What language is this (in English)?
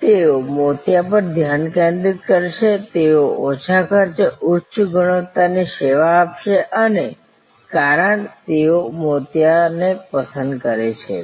Gujarati